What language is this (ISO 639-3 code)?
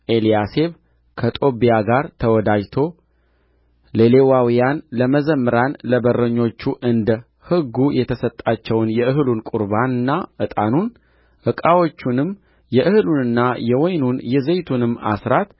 amh